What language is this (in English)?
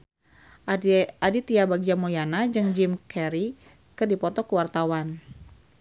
Sundanese